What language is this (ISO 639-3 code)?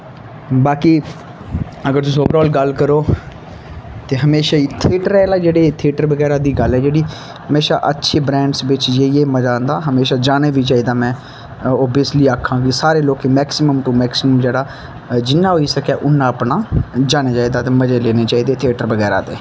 doi